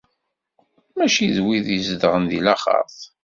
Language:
Kabyle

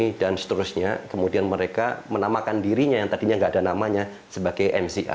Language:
Indonesian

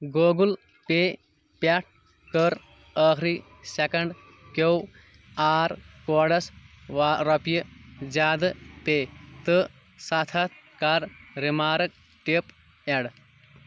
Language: Kashmiri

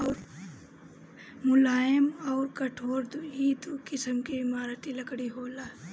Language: Bhojpuri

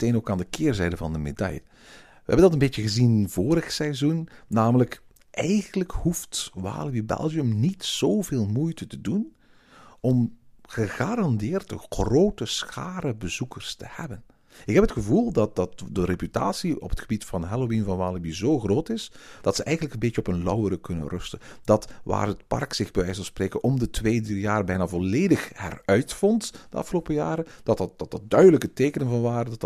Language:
Dutch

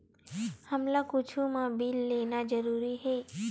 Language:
Chhattisgarhi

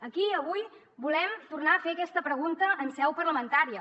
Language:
Catalan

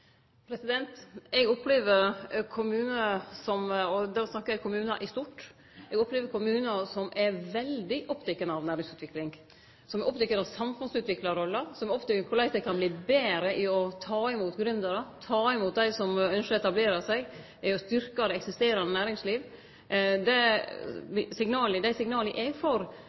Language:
Norwegian Nynorsk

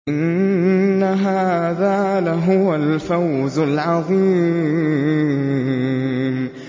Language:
Arabic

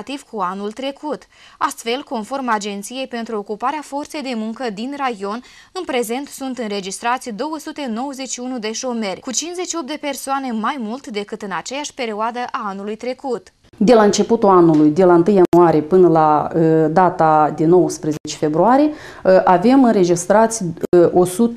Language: Romanian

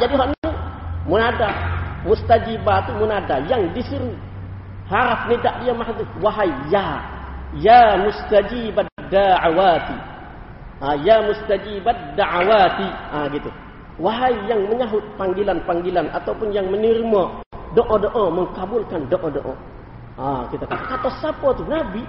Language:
Malay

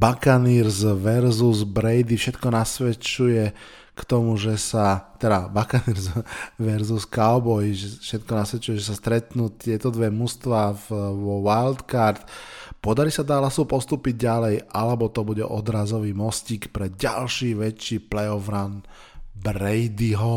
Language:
Slovak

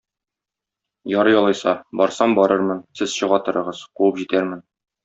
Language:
Tatar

